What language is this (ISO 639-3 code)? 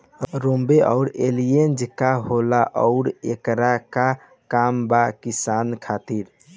bho